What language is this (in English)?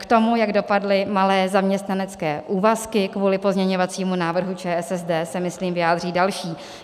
Czech